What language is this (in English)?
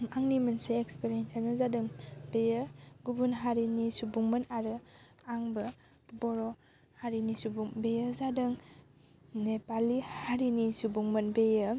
Bodo